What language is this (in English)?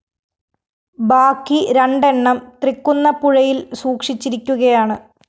Malayalam